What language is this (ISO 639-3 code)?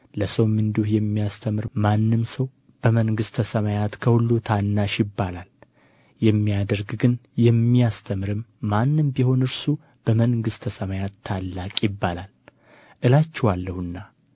amh